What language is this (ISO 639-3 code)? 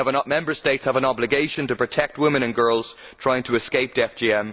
eng